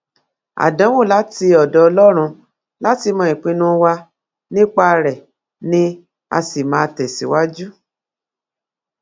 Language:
Yoruba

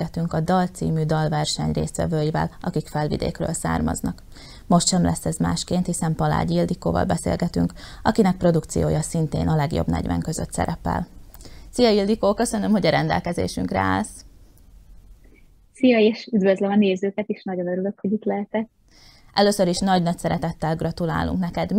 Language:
Hungarian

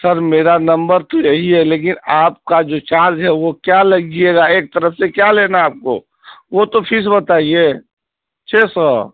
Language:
Urdu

